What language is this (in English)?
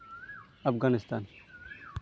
Santali